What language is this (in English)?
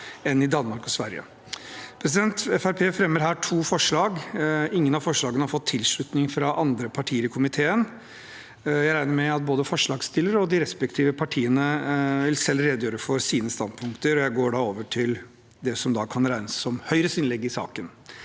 Norwegian